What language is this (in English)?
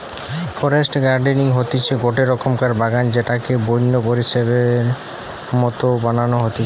Bangla